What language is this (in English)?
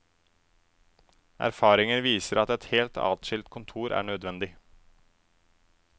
Norwegian